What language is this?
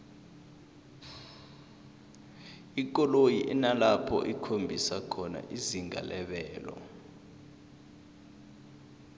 South Ndebele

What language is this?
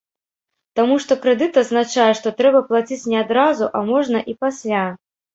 Belarusian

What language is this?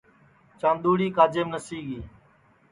Sansi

